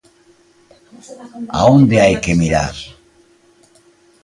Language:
Galician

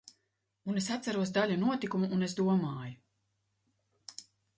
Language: Latvian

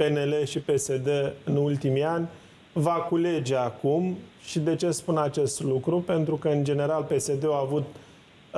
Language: Romanian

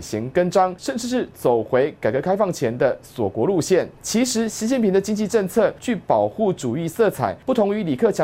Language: Chinese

